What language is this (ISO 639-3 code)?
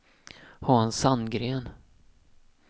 swe